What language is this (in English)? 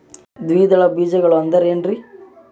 Kannada